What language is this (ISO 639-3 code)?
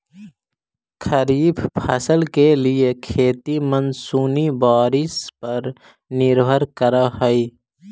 mag